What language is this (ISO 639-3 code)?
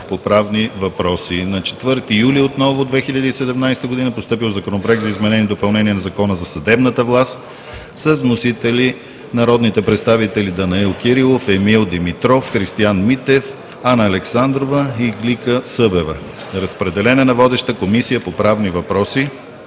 bul